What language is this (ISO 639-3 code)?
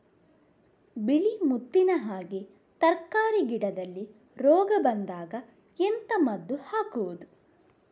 kan